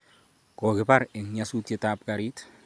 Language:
Kalenjin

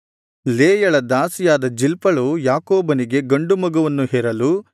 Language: Kannada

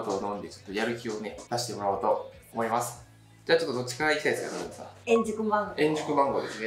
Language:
Japanese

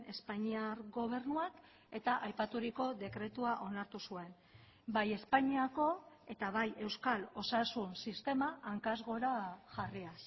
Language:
Basque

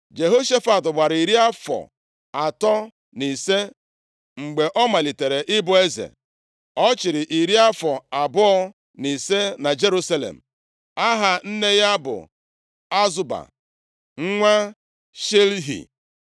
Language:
Igbo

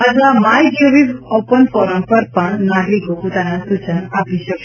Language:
Gujarati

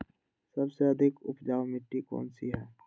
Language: Magahi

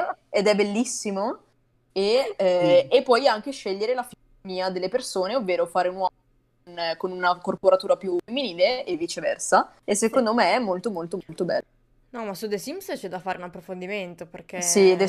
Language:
Italian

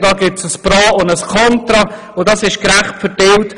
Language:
Swiss German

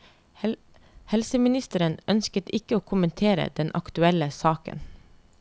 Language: Norwegian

